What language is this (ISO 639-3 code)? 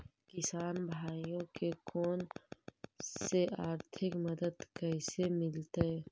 mag